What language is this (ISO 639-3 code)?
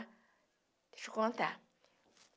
por